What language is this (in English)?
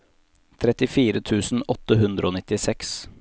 Norwegian